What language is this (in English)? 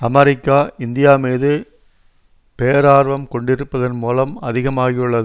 Tamil